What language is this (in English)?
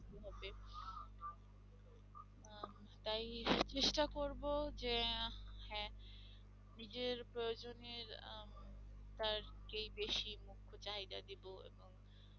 Bangla